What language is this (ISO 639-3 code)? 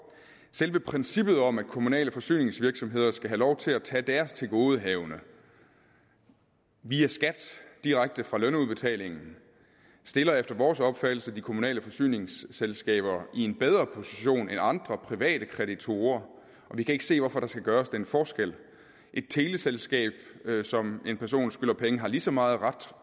dan